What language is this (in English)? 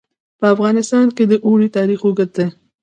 Pashto